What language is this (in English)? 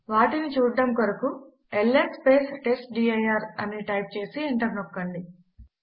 Telugu